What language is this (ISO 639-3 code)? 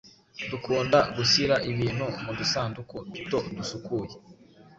kin